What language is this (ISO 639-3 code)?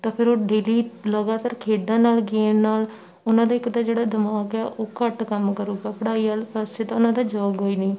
pan